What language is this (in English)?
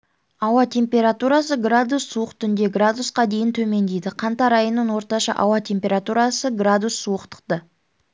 Kazakh